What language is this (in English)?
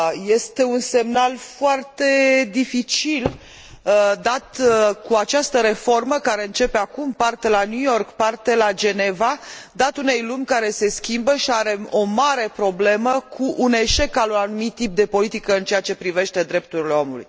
Romanian